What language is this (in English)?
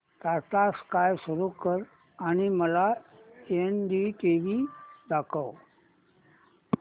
Marathi